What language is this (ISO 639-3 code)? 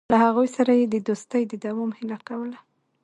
pus